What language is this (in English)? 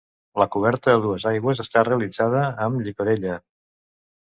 Catalan